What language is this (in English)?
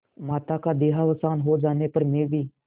Hindi